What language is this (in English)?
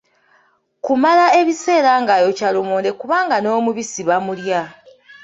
Ganda